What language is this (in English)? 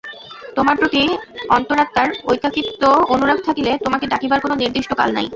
Bangla